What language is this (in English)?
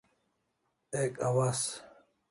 Kalasha